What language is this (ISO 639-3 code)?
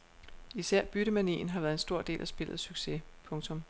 dan